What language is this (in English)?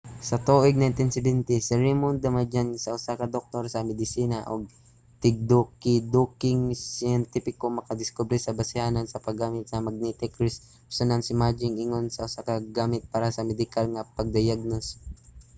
Cebuano